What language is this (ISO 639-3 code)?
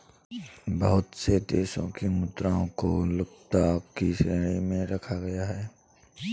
hin